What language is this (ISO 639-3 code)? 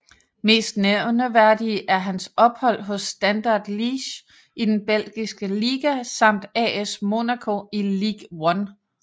dan